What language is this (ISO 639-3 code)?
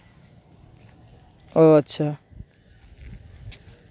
sat